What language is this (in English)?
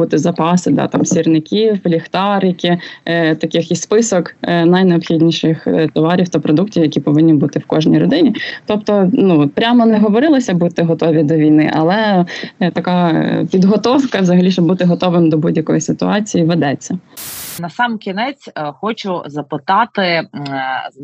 Ukrainian